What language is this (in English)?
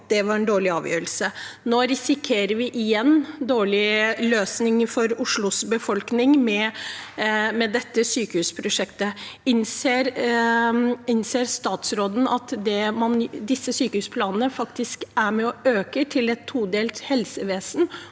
Norwegian